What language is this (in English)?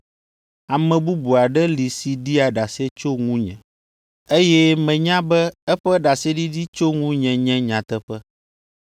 Ewe